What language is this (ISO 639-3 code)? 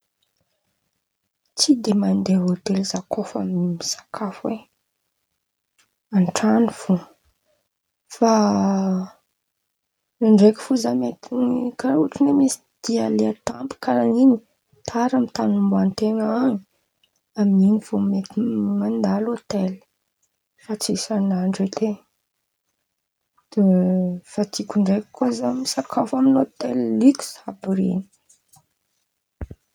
xmv